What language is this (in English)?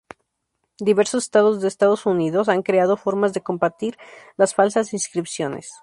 Spanish